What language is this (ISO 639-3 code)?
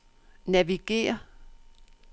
dan